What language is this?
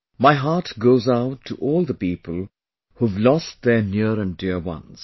English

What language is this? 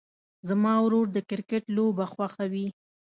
Pashto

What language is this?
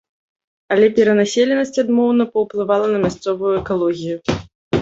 Belarusian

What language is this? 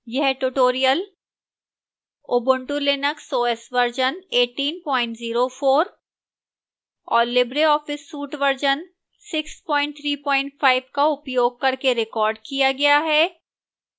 Hindi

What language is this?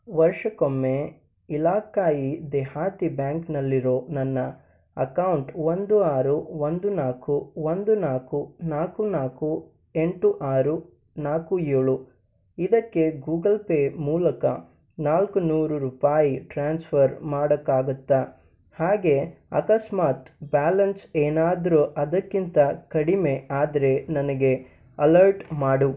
Kannada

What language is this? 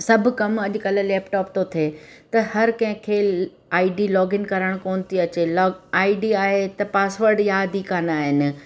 Sindhi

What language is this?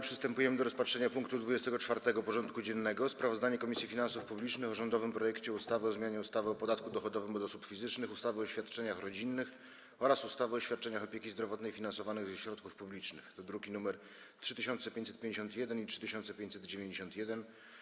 Polish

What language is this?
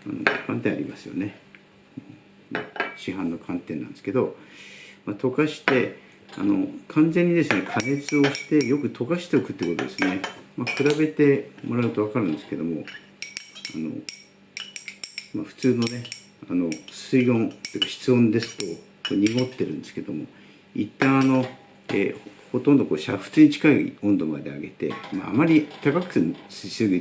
Japanese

